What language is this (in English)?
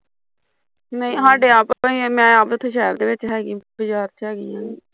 Punjabi